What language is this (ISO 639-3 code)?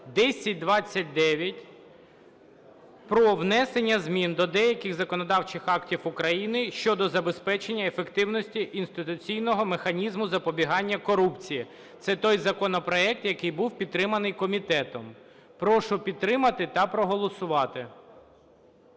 ukr